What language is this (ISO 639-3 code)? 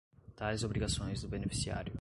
por